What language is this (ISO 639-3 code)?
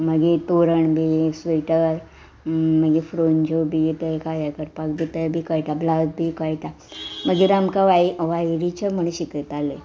kok